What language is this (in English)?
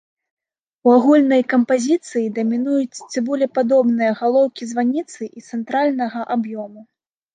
Belarusian